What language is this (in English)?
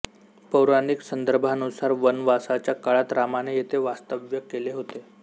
Marathi